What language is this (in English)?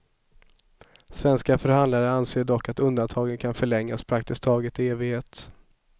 Swedish